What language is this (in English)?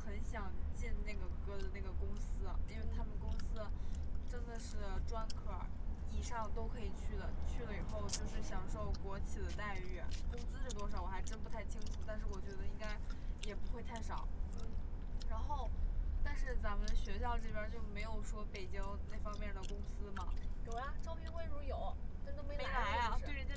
Chinese